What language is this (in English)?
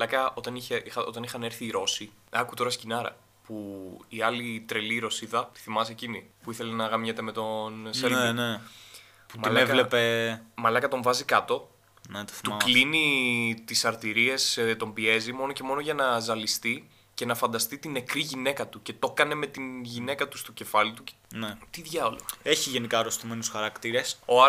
Greek